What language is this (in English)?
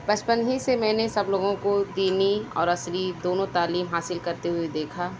Urdu